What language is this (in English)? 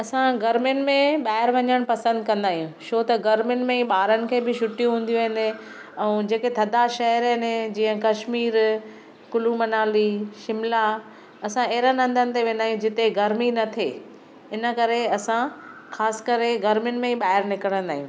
Sindhi